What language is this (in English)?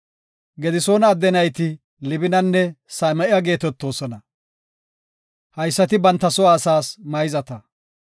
Gofa